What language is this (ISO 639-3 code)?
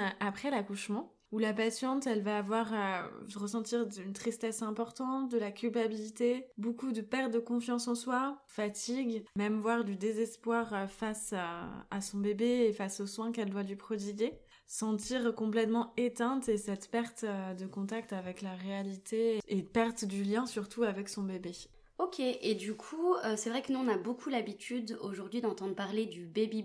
fra